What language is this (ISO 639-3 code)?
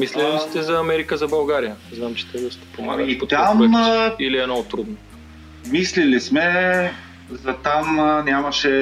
bul